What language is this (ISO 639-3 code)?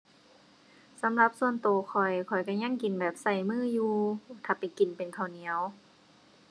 tha